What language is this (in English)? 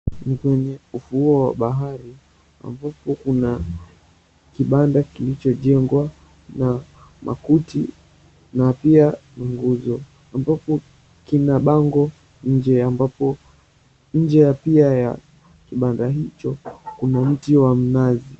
Swahili